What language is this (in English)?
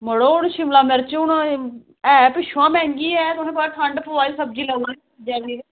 Dogri